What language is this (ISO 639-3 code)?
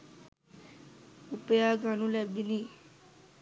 sin